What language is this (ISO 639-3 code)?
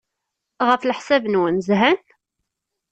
kab